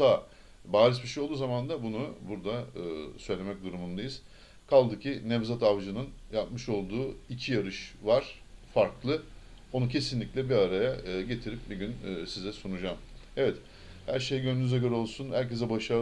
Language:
Turkish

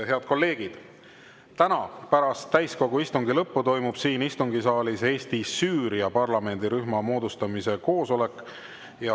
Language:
Estonian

